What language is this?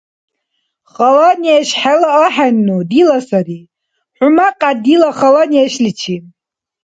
Dargwa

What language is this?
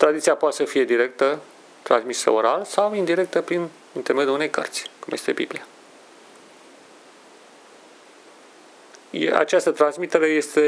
Romanian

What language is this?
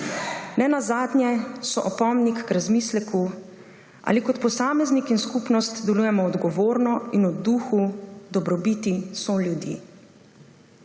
Slovenian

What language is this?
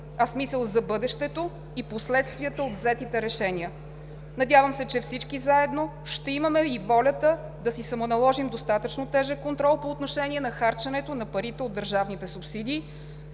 Bulgarian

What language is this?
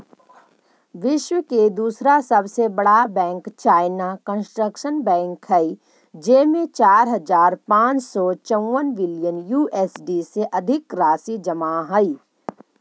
Magahi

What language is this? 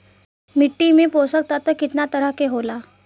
Bhojpuri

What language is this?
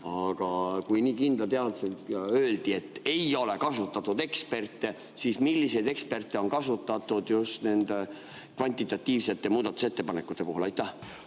Estonian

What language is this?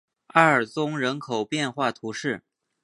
Chinese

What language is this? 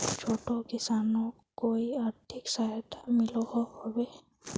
Magahi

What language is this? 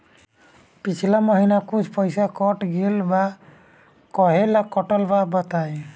Bhojpuri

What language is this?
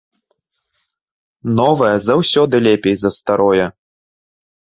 Belarusian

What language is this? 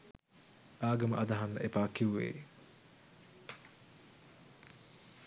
Sinhala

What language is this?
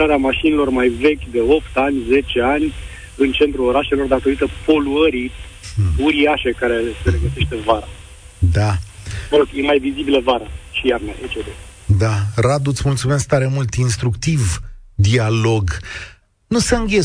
Romanian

